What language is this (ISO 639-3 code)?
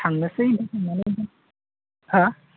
brx